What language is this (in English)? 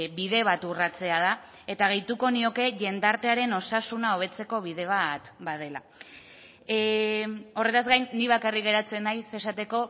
Basque